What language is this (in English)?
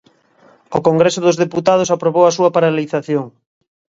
Galician